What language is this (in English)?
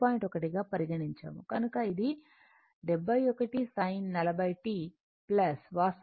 Telugu